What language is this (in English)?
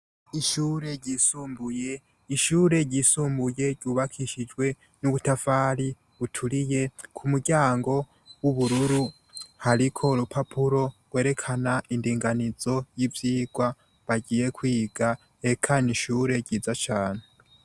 Rundi